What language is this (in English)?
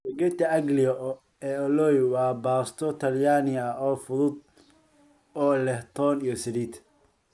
Somali